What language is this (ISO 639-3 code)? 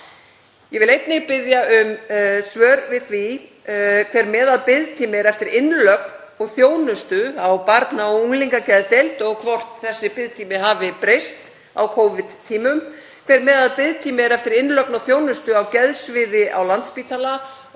isl